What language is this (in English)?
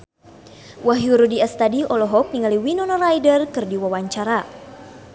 Sundanese